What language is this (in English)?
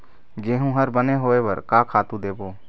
Chhattisgarhi